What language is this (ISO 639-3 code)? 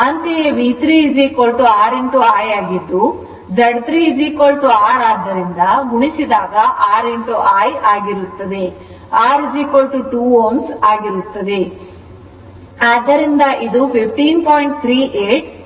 kan